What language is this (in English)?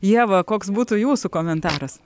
Lithuanian